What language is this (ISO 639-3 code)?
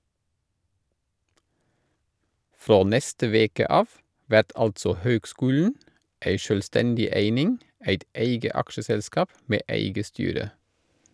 nor